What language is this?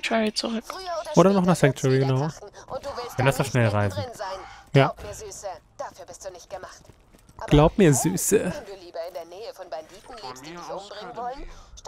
German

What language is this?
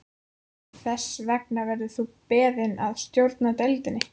Icelandic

